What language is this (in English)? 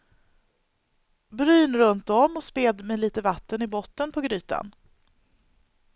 Swedish